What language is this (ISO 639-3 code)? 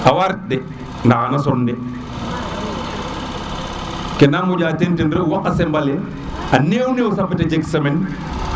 srr